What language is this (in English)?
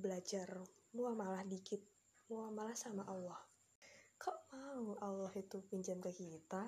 Indonesian